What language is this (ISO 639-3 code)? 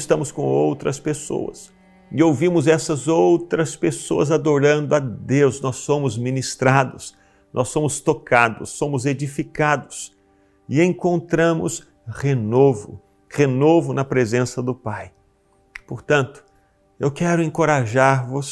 por